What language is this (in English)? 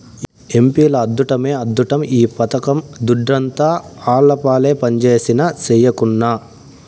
Telugu